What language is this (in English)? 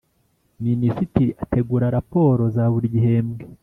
Kinyarwanda